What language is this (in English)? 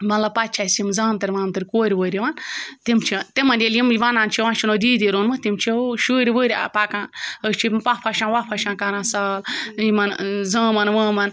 Kashmiri